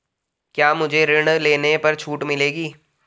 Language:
Hindi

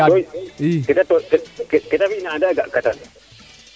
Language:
Serer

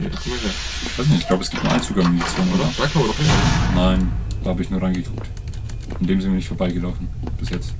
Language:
German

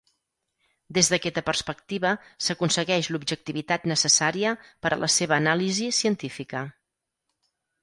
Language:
Catalan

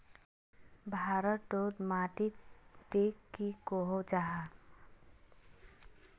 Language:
Magahi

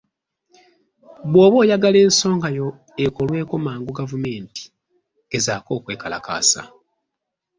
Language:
Ganda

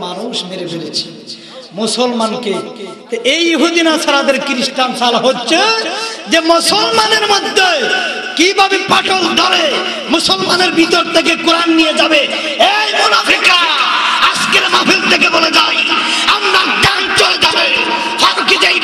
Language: Romanian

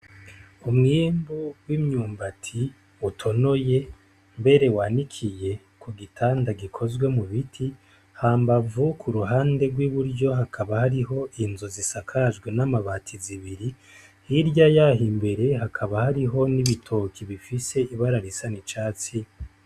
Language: Rundi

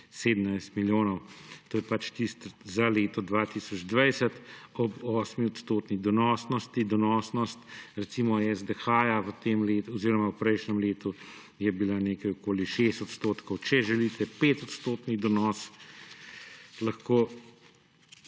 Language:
Slovenian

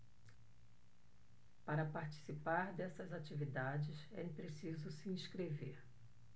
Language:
Portuguese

